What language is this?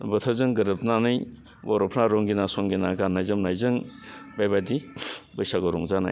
Bodo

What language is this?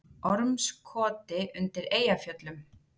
Icelandic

